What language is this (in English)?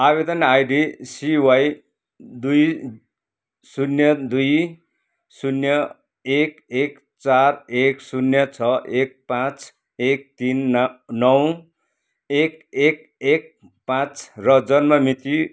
Nepali